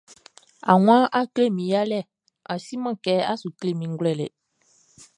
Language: Baoulé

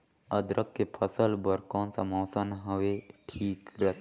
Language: Chhattisgarhi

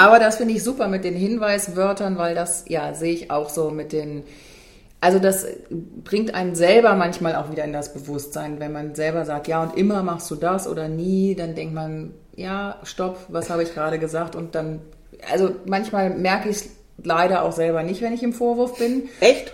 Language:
German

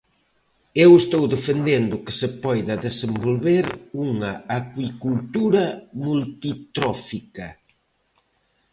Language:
Galician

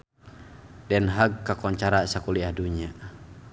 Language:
Sundanese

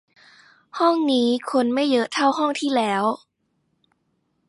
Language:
Thai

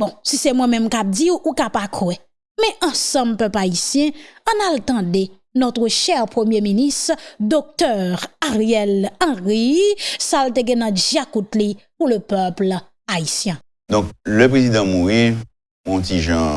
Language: French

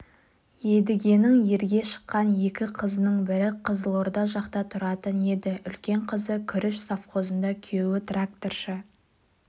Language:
Kazakh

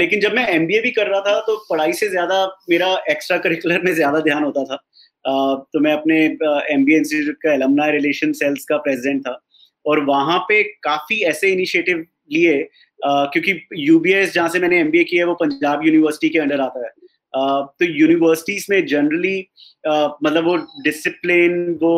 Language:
Hindi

